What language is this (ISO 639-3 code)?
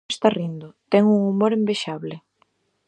glg